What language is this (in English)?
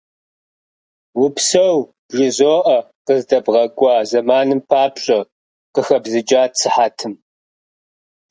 Kabardian